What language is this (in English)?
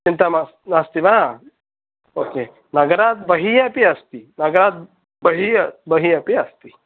Sanskrit